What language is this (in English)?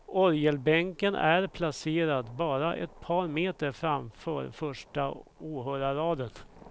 Swedish